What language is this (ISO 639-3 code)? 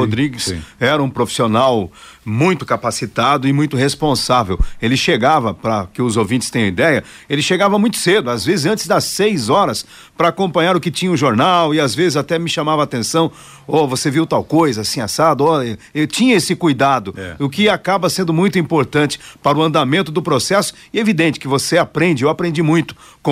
por